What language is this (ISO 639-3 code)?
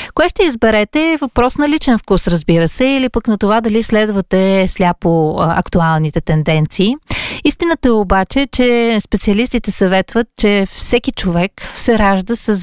bul